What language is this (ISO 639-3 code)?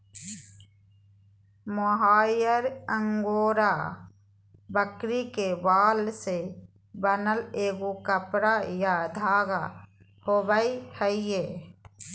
mag